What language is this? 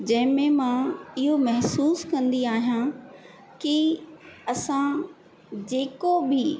Sindhi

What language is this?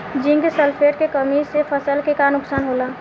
Bhojpuri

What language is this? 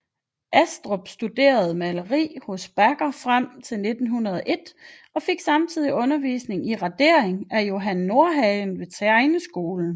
Danish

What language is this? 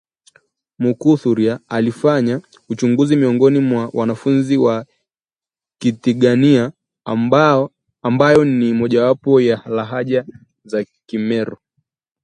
Swahili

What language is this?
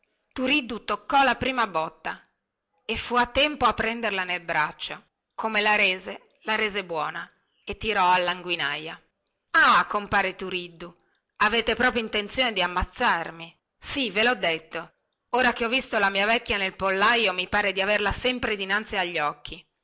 Italian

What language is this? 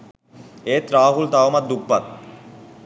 Sinhala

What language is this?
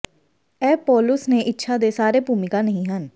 Punjabi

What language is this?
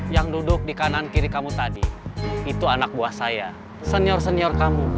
Indonesian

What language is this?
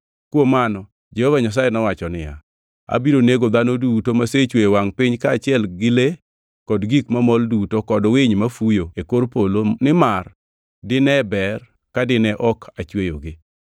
Luo (Kenya and Tanzania)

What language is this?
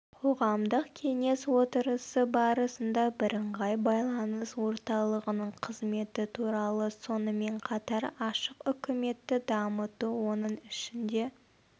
Kazakh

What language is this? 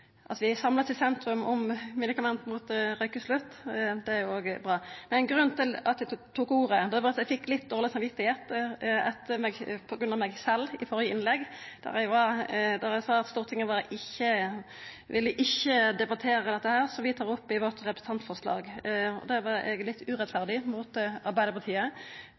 Norwegian Nynorsk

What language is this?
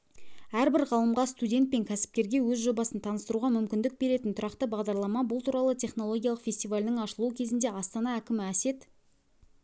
Kazakh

